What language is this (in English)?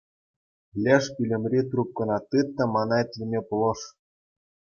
Chuvash